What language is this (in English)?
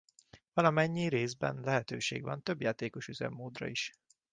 Hungarian